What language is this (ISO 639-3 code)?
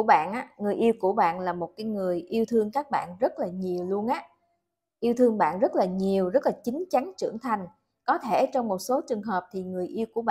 vie